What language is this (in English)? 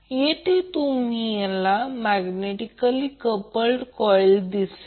Marathi